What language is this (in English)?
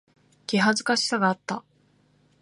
Japanese